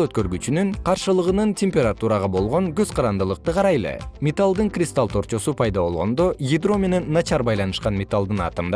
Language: Kyrgyz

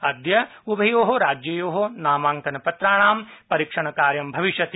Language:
Sanskrit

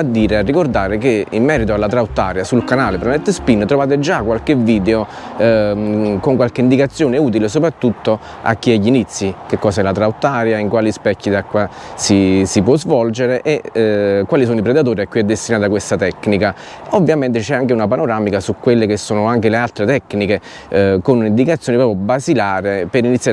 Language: Italian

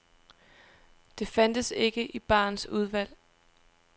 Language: Danish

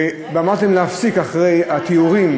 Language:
Hebrew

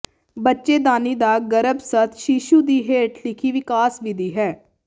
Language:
Punjabi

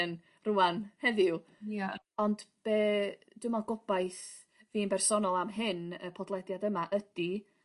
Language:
Welsh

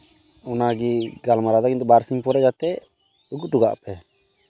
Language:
Santali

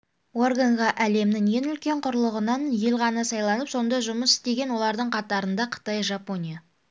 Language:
Kazakh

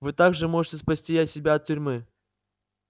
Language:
Russian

